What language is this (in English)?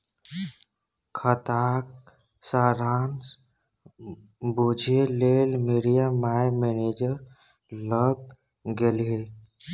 Maithili